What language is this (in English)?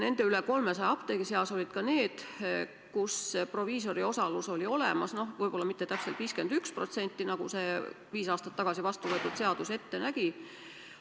Estonian